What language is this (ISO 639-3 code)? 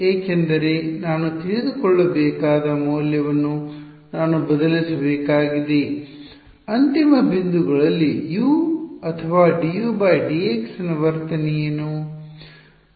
kan